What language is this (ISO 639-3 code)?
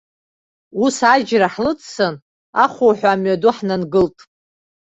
abk